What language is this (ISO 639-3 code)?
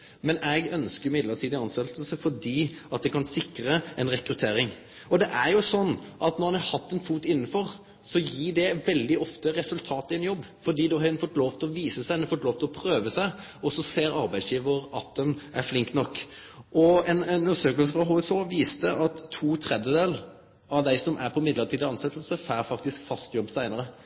nno